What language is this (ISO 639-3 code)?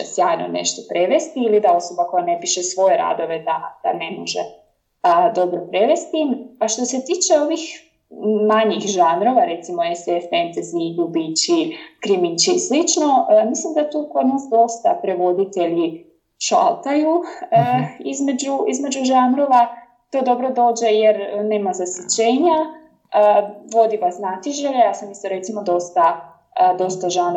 hrv